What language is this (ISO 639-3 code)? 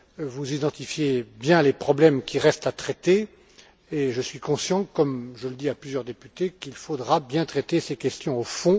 fra